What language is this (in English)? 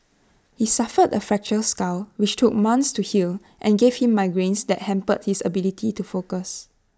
English